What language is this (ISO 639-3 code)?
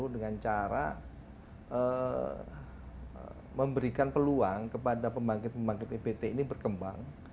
ind